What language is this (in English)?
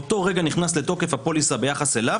Hebrew